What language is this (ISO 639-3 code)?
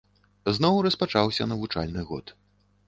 bel